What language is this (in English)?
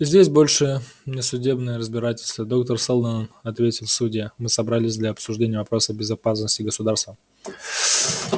Russian